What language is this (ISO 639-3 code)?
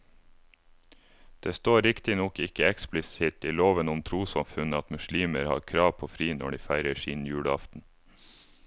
nor